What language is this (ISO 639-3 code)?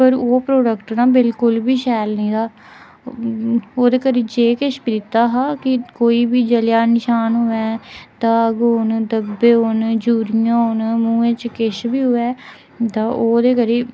doi